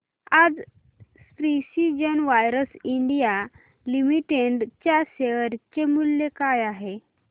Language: Marathi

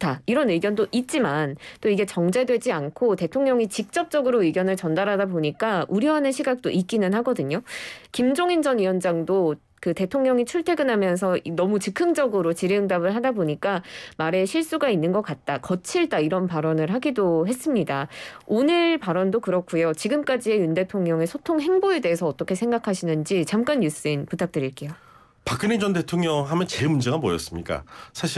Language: Korean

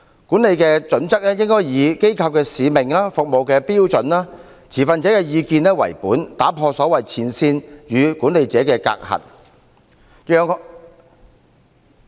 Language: Cantonese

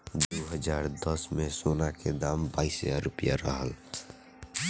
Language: Bhojpuri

